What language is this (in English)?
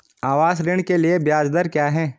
Hindi